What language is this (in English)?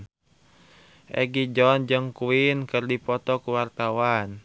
Sundanese